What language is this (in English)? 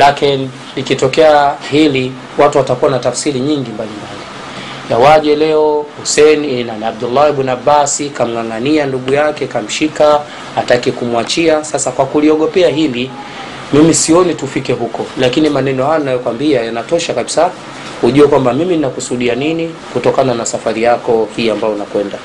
Swahili